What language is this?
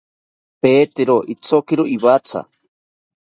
South Ucayali Ashéninka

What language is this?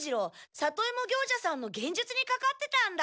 Japanese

